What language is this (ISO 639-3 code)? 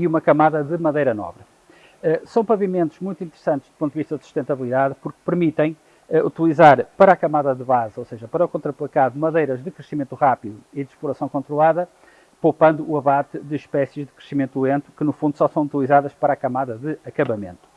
por